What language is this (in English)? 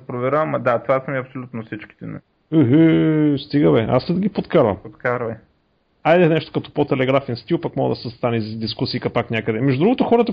Bulgarian